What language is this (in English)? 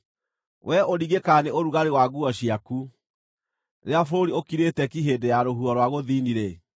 Kikuyu